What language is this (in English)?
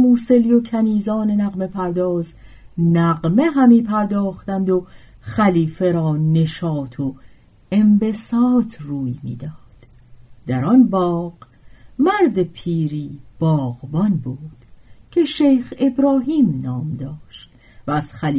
Persian